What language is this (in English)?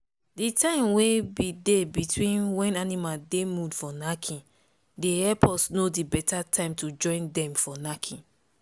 Nigerian Pidgin